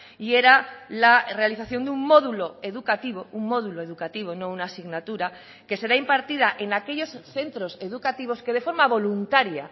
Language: Spanish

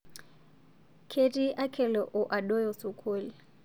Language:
Masai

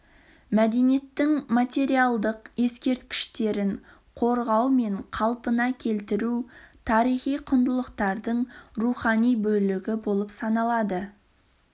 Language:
Kazakh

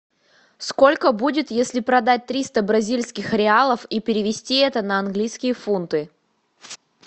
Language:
Russian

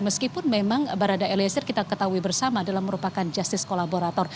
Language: Indonesian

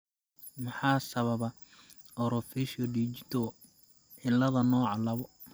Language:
Somali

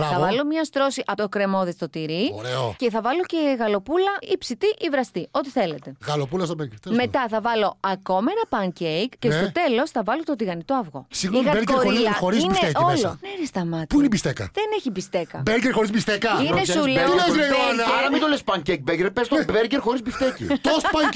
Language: Greek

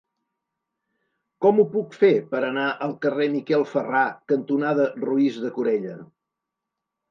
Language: Catalan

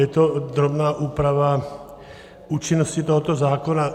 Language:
Czech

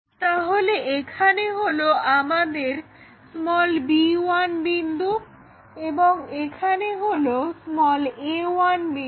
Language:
Bangla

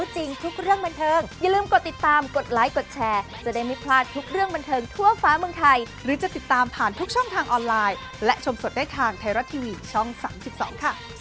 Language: Thai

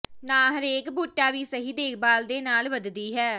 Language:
Punjabi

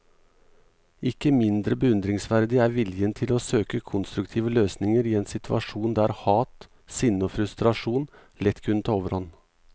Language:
Norwegian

